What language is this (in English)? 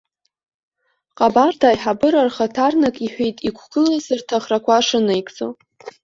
Abkhazian